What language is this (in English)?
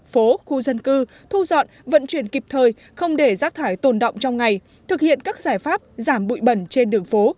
Vietnamese